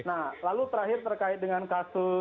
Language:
Indonesian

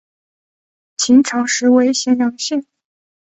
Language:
Chinese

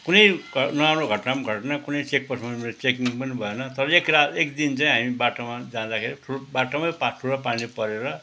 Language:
Nepali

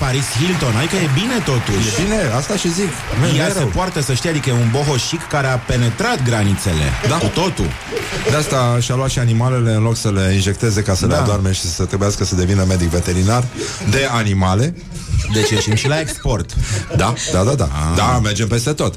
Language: Romanian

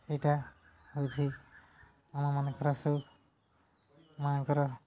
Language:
Odia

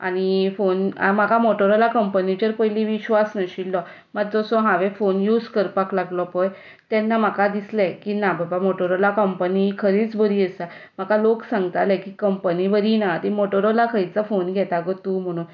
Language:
Konkani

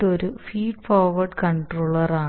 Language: Malayalam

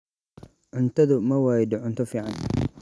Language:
Somali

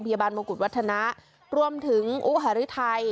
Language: Thai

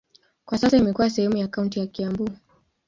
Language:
Swahili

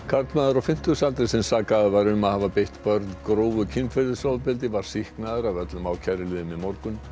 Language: Icelandic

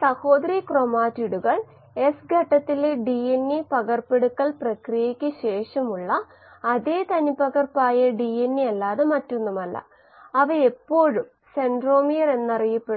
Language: Malayalam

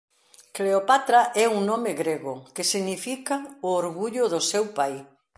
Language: Galician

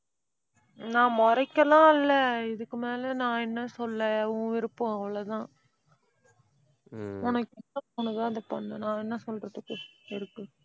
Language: Tamil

